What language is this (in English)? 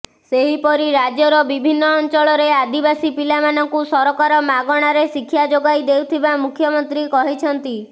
Odia